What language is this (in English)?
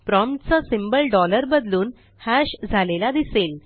Marathi